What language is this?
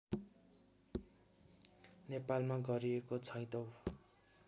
Nepali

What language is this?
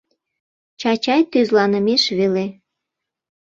Mari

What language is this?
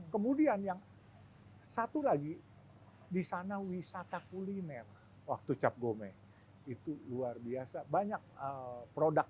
Indonesian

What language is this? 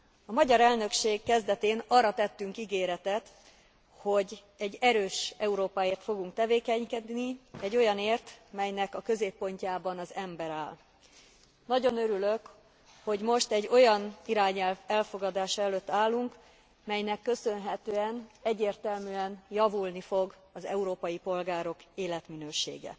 Hungarian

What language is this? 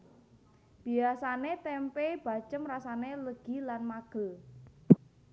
Javanese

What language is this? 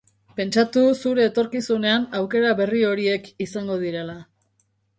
Basque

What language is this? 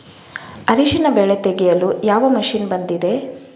Kannada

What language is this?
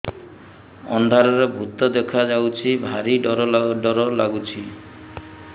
Odia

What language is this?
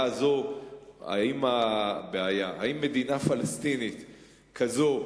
Hebrew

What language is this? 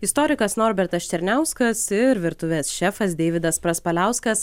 Lithuanian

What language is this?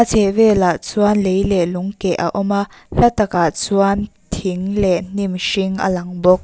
Mizo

